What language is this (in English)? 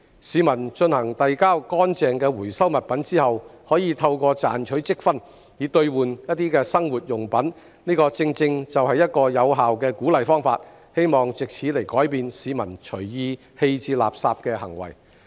Cantonese